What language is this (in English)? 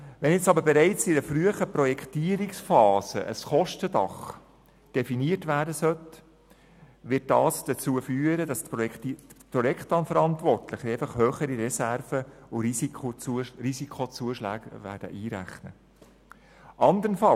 Swiss German